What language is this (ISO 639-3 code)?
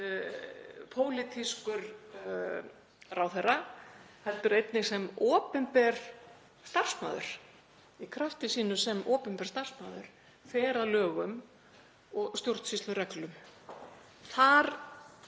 isl